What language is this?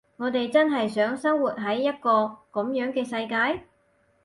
Cantonese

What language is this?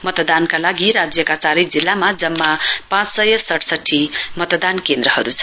Nepali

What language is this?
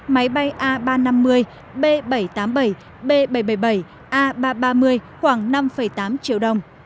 Vietnamese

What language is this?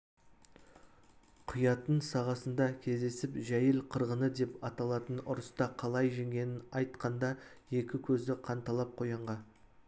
Kazakh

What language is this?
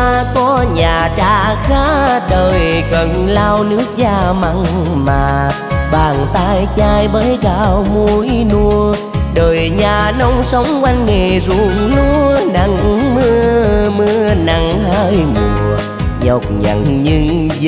Vietnamese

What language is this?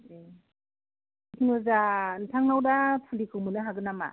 Bodo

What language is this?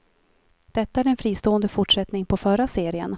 Swedish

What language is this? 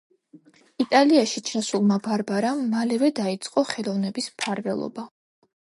Georgian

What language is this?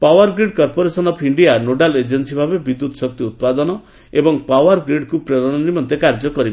Odia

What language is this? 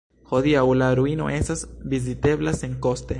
Esperanto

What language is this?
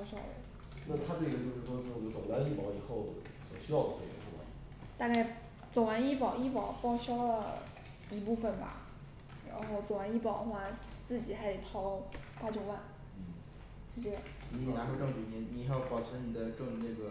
Chinese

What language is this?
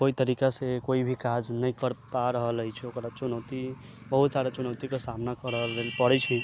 Maithili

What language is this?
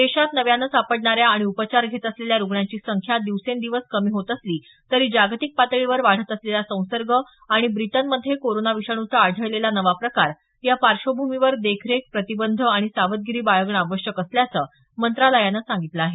Marathi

